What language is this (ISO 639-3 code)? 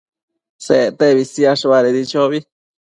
mcf